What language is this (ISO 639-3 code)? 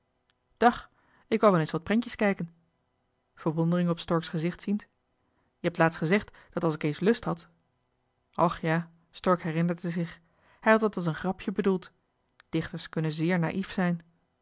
nld